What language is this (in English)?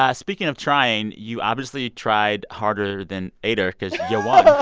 English